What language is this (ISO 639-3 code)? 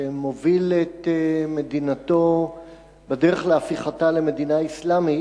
heb